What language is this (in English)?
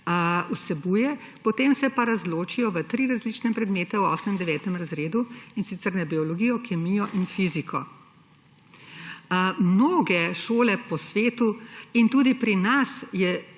Slovenian